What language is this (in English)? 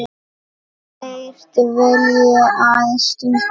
Icelandic